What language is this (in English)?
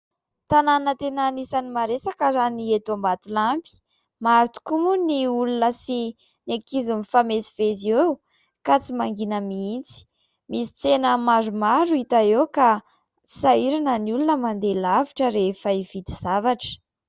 Malagasy